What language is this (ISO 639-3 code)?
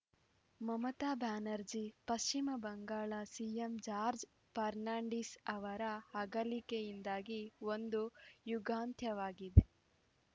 kan